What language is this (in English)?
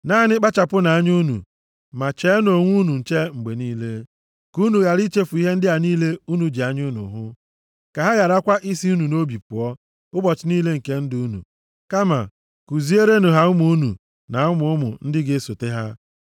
Igbo